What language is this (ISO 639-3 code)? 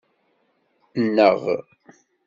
kab